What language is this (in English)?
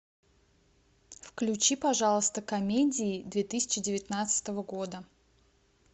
Russian